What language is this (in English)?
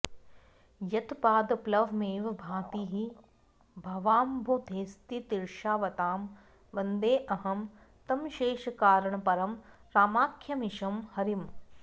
Sanskrit